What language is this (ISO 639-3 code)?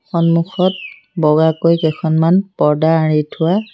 asm